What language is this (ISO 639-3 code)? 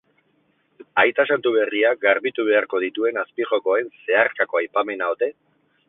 eus